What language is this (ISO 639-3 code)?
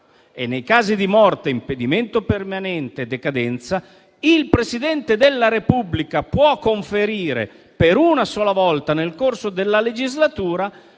ita